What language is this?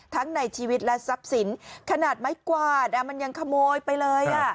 Thai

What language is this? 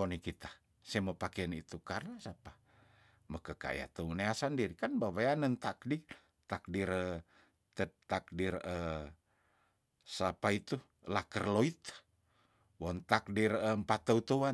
Tondano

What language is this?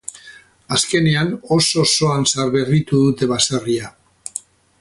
Basque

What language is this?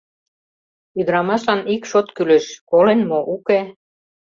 Mari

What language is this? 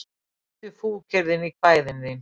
Icelandic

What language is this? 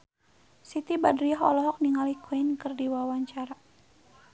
Sundanese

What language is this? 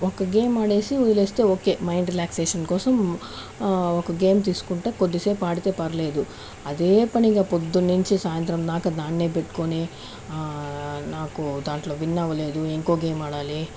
Telugu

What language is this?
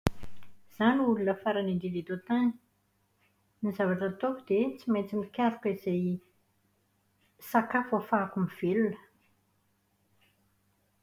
Malagasy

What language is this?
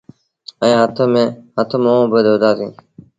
Sindhi Bhil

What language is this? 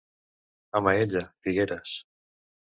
Catalan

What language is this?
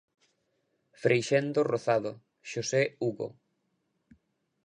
Galician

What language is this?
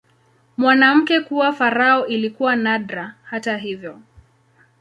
Swahili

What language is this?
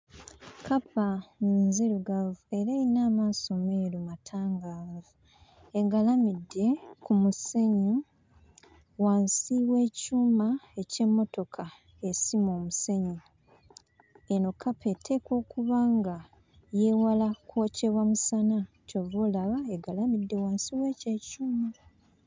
Ganda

